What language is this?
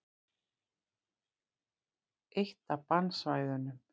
Icelandic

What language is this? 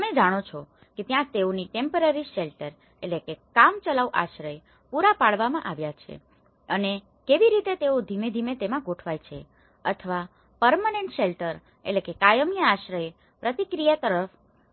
Gujarati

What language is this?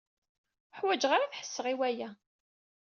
Kabyle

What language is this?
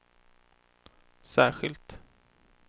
Swedish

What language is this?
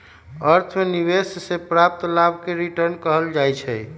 Magahi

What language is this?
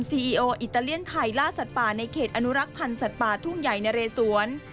Thai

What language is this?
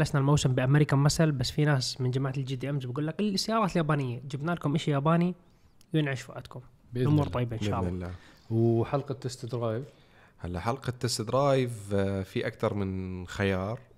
Arabic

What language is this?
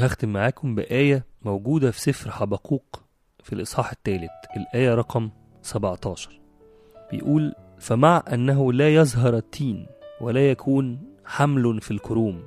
Arabic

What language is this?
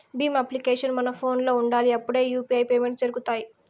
Telugu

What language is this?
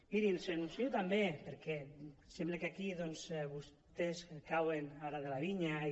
Catalan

